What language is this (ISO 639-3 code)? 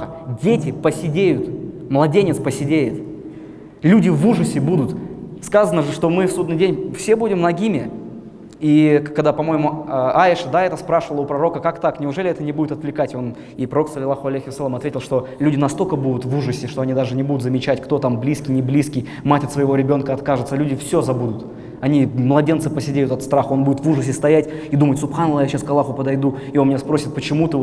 rus